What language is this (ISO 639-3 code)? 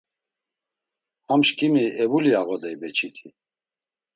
lzz